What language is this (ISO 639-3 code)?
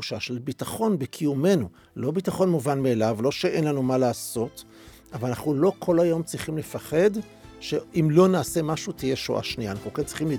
heb